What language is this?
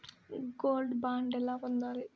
Telugu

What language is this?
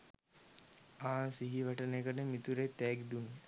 Sinhala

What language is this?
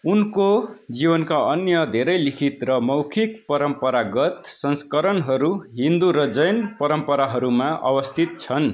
Nepali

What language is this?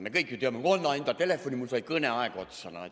Estonian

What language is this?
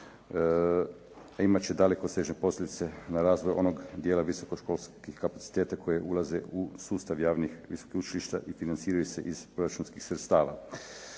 Croatian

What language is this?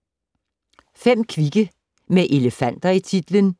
Danish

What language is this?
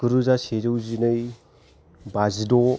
Bodo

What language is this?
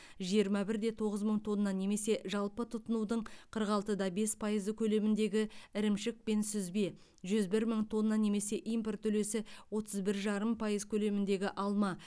Kazakh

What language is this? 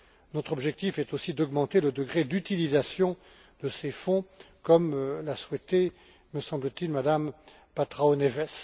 French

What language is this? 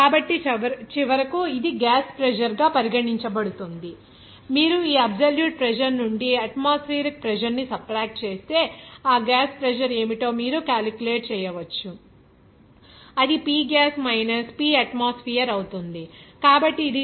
Telugu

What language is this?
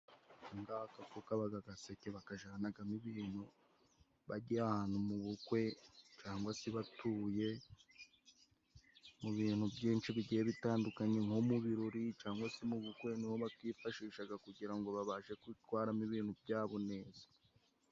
Kinyarwanda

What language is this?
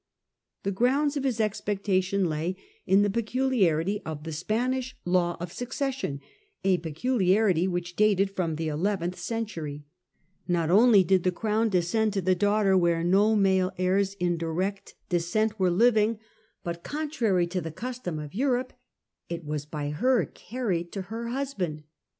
English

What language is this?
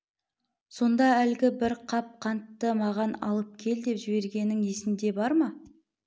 Kazakh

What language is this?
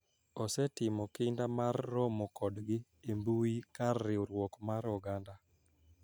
Luo (Kenya and Tanzania)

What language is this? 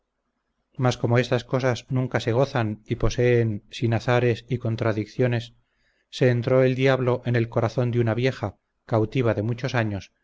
Spanish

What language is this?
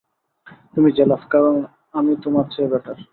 Bangla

